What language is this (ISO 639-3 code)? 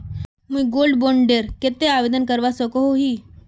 mag